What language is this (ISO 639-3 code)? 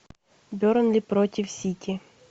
rus